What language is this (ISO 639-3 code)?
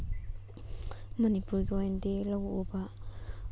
mni